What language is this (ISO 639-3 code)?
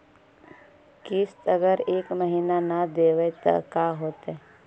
mag